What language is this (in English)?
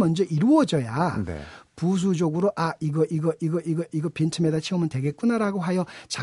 Korean